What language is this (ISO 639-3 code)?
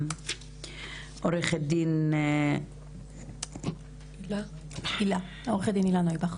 heb